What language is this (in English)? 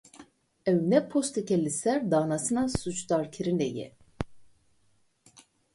Kurdish